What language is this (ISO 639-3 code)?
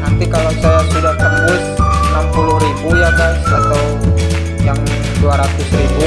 ind